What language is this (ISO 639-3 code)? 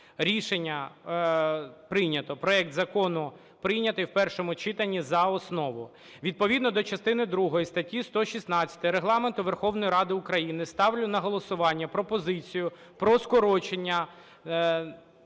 ukr